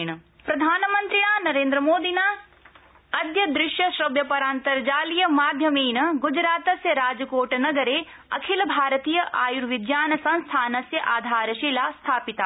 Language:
Sanskrit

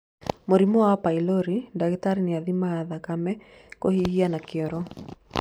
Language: Kikuyu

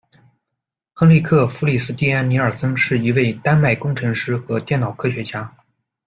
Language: Chinese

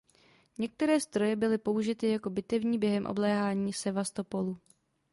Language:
Czech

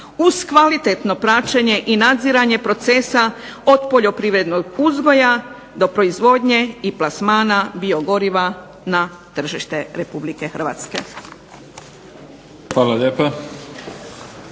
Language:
Croatian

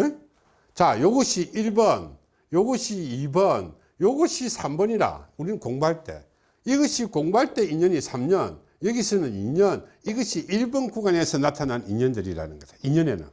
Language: Korean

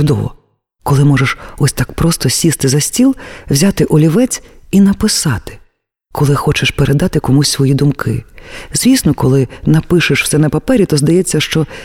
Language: Ukrainian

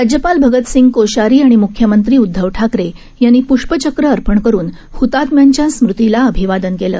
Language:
Marathi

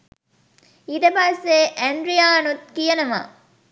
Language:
Sinhala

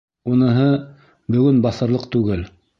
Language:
Bashkir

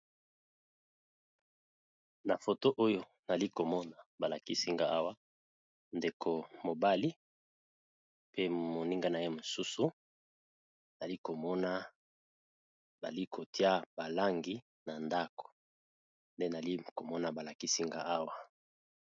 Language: Lingala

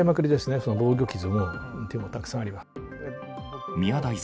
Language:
Japanese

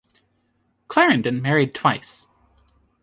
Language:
English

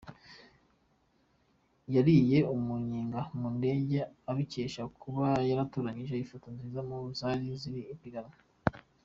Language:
Kinyarwanda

